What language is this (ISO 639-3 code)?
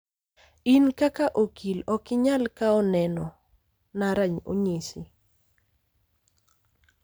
luo